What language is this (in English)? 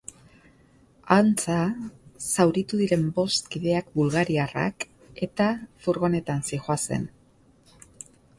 Basque